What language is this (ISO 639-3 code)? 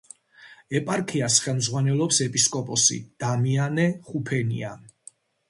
kat